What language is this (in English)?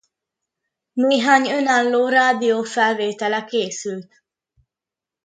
Hungarian